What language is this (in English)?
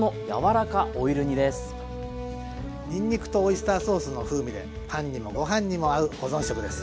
Japanese